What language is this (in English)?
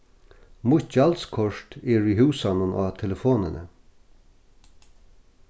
Faroese